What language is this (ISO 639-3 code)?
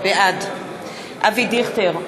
heb